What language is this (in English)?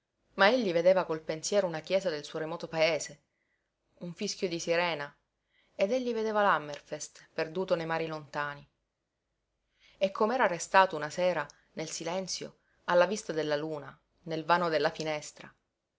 Italian